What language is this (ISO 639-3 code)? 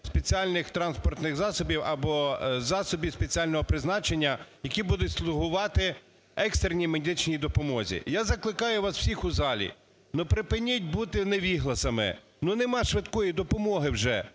ukr